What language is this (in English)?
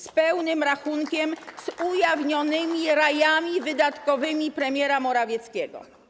Polish